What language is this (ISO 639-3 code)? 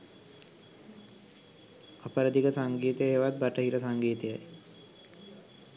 sin